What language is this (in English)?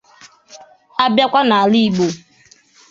Igbo